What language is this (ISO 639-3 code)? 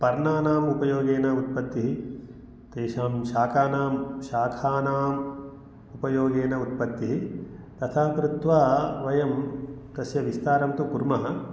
san